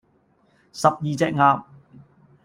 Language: Cantonese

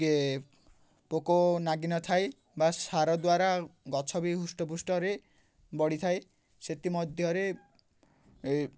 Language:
Odia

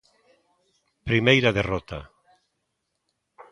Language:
Galician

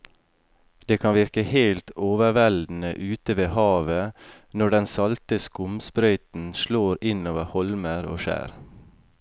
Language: Norwegian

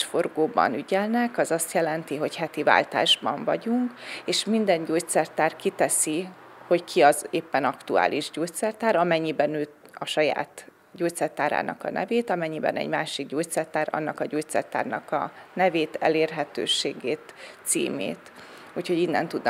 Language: Hungarian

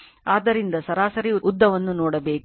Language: Kannada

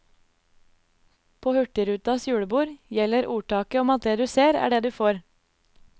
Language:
Norwegian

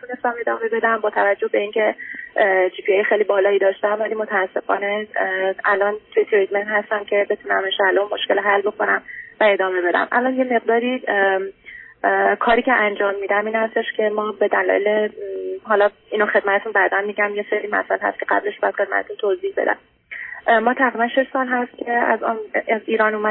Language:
Persian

